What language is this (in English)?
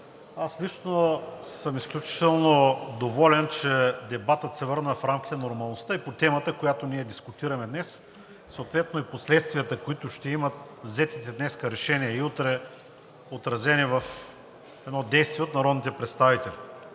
Bulgarian